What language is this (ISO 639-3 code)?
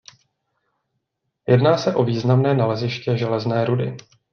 ces